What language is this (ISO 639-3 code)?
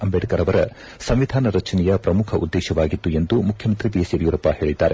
kan